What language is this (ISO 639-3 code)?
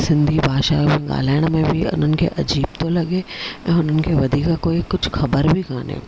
snd